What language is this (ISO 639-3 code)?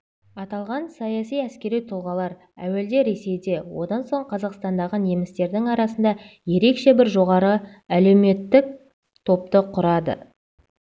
kaz